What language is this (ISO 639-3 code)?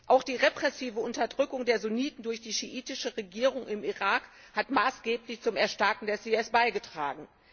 deu